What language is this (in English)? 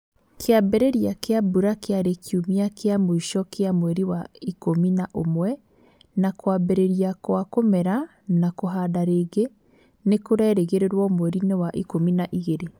Kikuyu